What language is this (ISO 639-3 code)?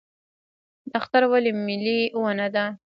pus